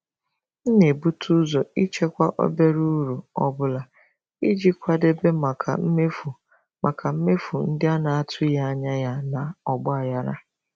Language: Igbo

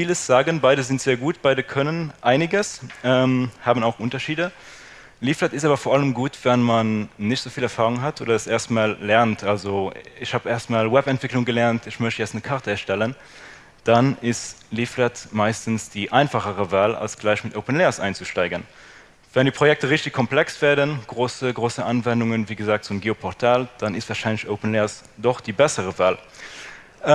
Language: German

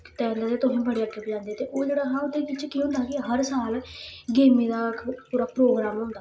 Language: Dogri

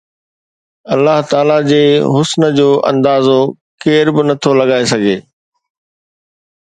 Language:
Sindhi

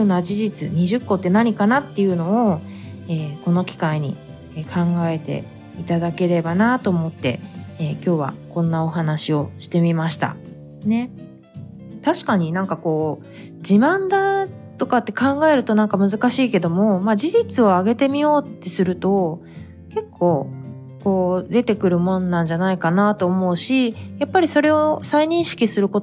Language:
Japanese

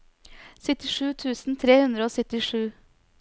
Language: Norwegian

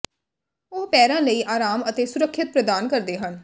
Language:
Punjabi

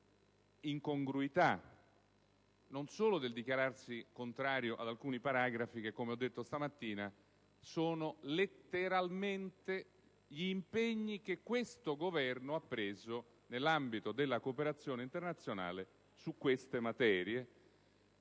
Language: Italian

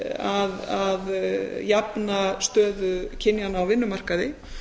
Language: Icelandic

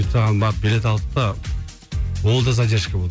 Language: Kazakh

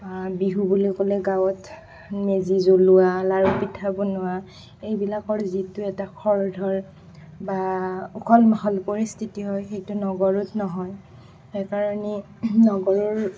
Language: Assamese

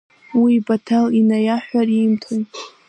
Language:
Abkhazian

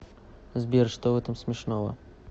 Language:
Russian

